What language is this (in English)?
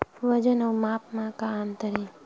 Chhattisgarhi